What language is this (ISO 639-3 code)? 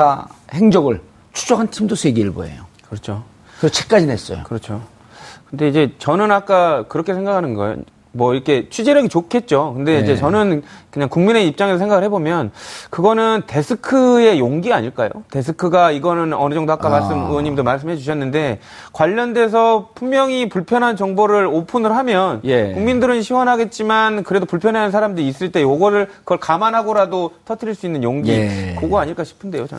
kor